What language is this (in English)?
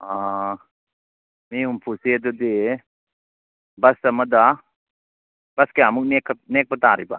Manipuri